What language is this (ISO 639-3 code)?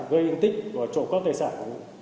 vie